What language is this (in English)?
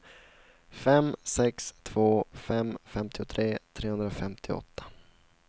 Swedish